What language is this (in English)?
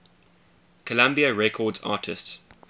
English